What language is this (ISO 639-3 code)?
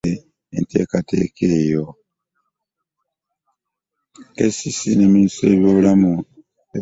lug